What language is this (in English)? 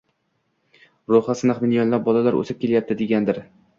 Uzbek